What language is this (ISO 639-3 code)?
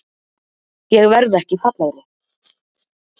isl